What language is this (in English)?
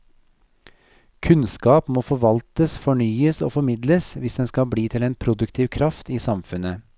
Norwegian